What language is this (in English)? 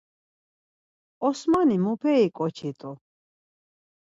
Laz